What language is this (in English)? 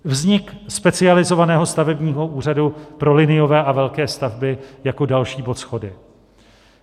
Czech